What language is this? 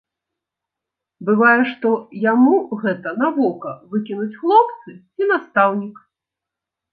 Belarusian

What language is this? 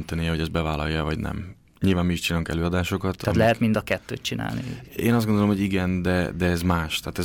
Hungarian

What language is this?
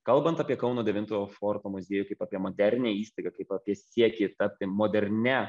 Lithuanian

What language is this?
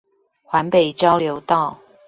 Chinese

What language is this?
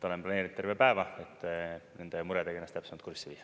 Estonian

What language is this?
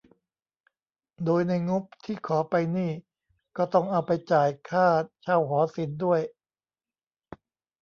Thai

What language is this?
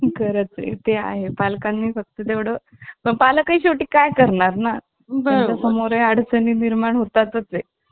Marathi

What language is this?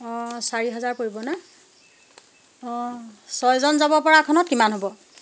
Assamese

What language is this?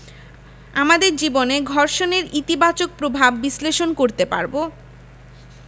Bangla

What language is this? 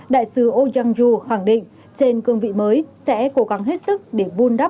Vietnamese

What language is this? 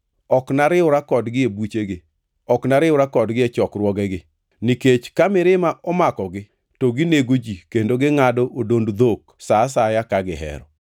Luo (Kenya and Tanzania)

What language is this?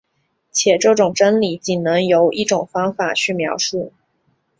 Chinese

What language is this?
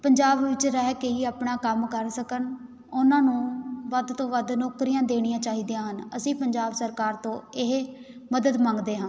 Punjabi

